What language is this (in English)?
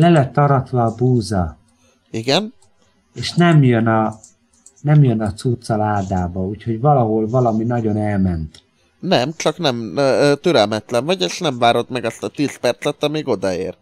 Hungarian